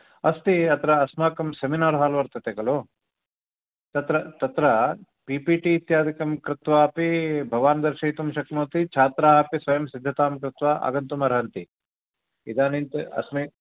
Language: Sanskrit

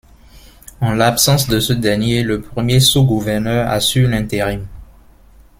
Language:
French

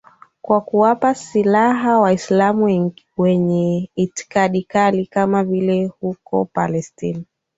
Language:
Swahili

